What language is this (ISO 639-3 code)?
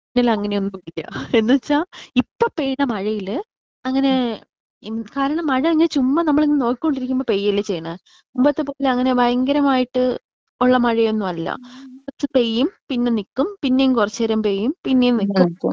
mal